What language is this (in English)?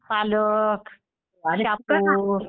Marathi